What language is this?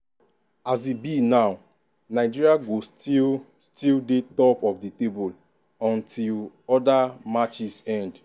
Nigerian Pidgin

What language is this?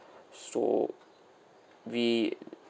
English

